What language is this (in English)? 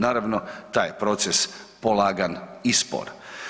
Croatian